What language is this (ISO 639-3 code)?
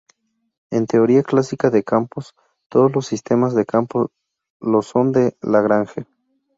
spa